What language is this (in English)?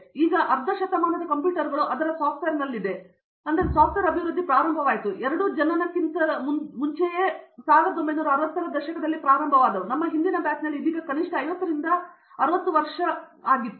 Kannada